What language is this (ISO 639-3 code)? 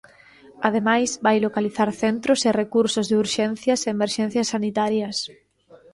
glg